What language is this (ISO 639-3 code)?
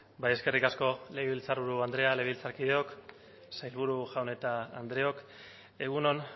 eus